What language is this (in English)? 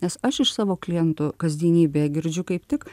Lithuanian